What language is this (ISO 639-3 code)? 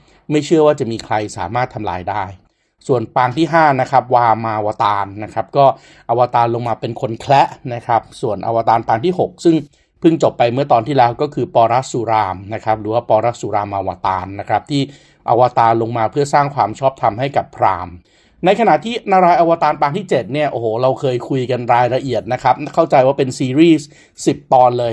tha